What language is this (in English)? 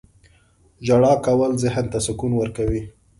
Pashto